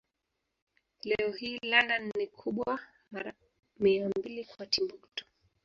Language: Swahili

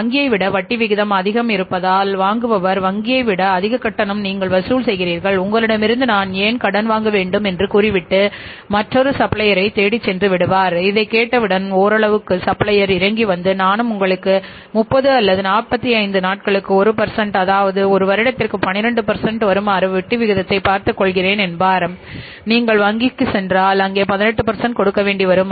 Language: Tamil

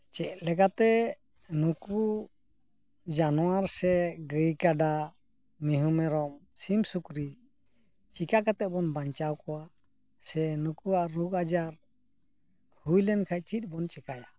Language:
Santali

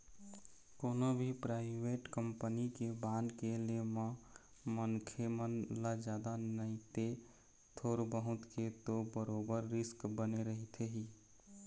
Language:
Chhattisgarhi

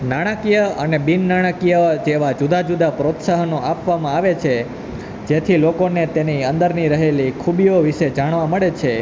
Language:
Gujarati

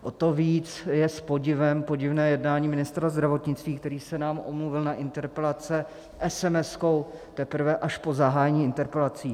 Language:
Czech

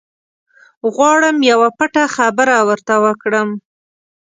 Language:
Pashto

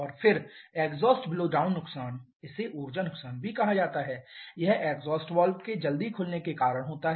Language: Hindi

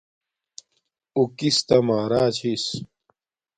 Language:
Domaaki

